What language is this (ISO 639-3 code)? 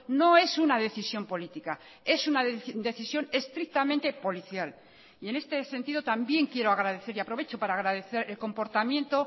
spa